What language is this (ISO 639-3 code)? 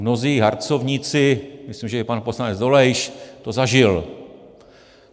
ces